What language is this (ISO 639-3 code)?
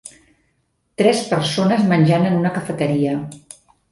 cat